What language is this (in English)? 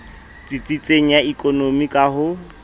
Southern Sotho